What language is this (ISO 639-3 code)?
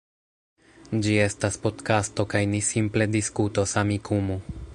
epo